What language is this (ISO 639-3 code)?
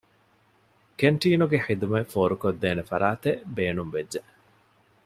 div